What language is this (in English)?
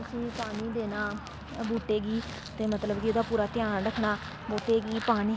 Dogri